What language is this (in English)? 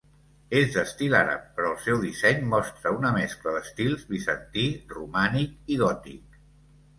Catalan